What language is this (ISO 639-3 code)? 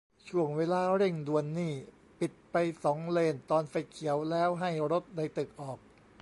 tha